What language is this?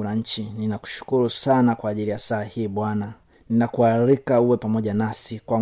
Swahili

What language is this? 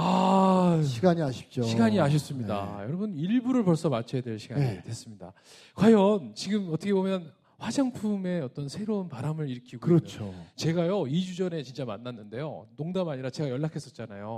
Korean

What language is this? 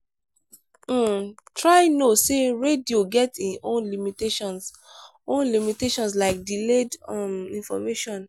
Nigerian Pidgin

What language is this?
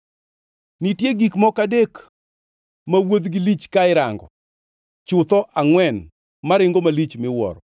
Luo (Kenya and Tanzania)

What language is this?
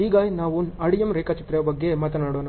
Kannada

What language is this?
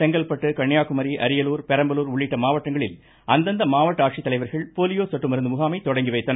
Tamil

